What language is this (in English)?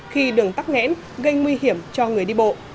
Vietnamese